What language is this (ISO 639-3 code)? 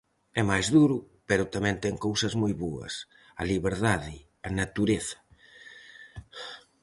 glg